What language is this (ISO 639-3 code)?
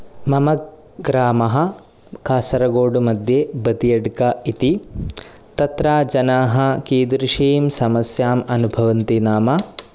san